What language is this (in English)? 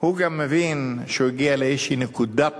Hebrew